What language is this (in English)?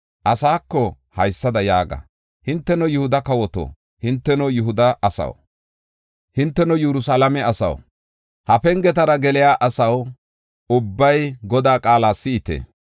Gofa